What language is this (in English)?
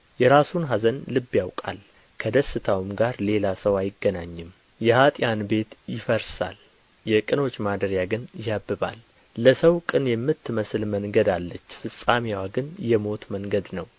Amharic